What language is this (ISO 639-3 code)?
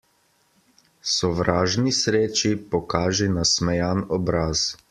slv